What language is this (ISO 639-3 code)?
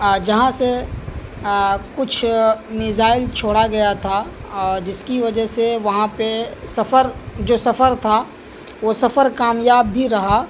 urd